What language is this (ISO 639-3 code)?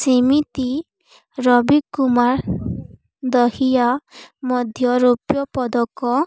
ori